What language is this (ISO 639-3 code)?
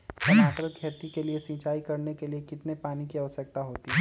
mag